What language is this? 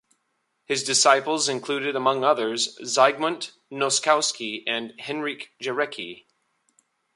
English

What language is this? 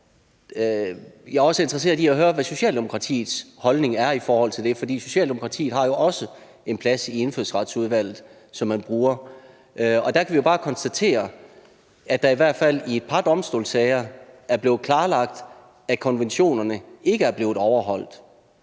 Danish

